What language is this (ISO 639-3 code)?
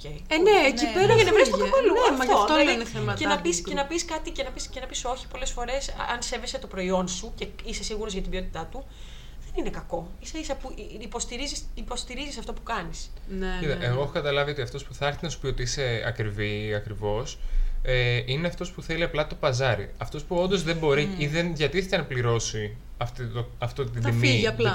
ell